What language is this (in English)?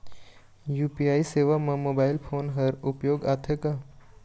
Chhattisgarhi